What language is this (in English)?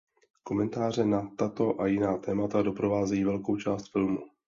Czech